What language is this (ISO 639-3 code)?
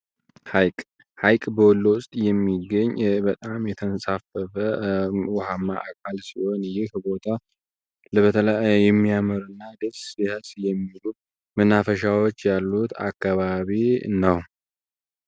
amh